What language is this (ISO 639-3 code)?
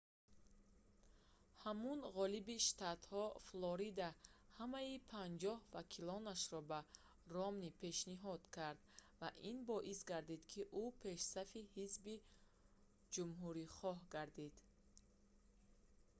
tgk